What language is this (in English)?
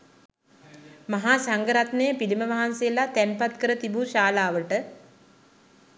Sinhala